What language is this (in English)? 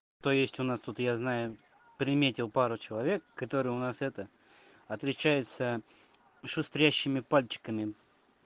Russian